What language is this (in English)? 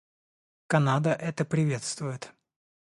Russian